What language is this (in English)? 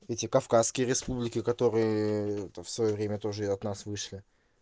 Russian